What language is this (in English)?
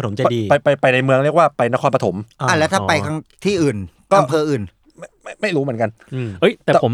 Thai